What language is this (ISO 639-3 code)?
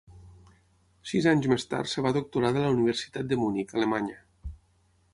cat